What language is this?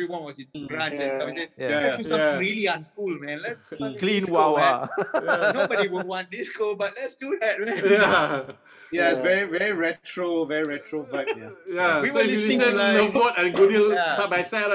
English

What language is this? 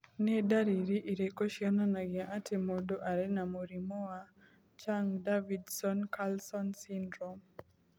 Kikuyu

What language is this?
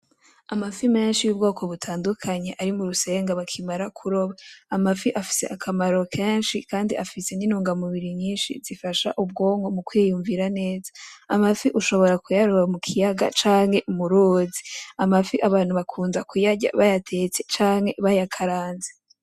Rundi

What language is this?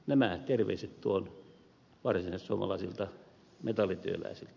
Finnish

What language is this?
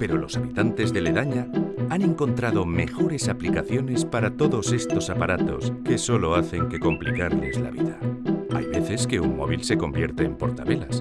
Spanish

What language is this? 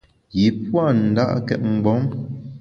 Bamun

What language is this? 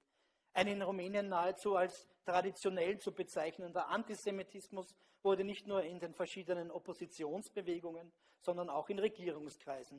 German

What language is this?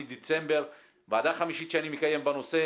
Hebrew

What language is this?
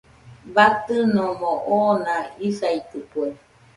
Nüpode Huitoto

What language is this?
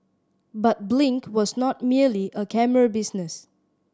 English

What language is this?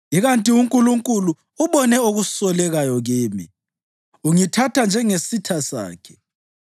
North Ndebele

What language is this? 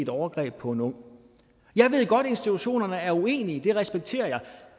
Danish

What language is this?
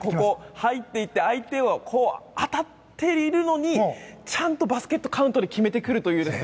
Japanese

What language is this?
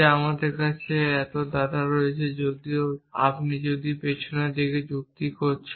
Bangla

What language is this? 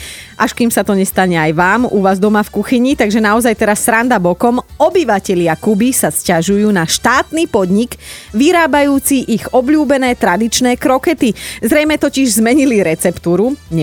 Slovak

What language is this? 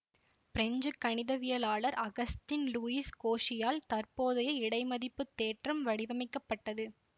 Tamil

